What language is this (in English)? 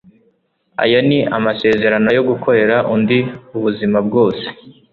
Kinyarwanda